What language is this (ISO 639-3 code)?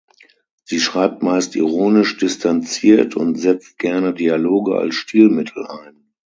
deu